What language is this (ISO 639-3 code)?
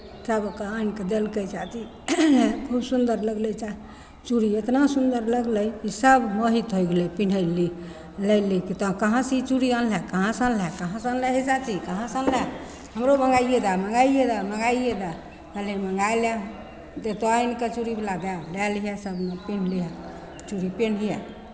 mai